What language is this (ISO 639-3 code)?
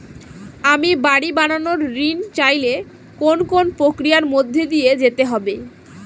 ben